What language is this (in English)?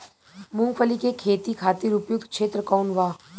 Bhojpuri